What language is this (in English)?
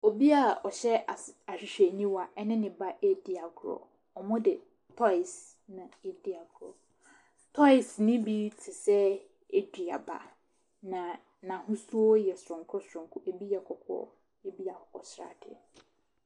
Akan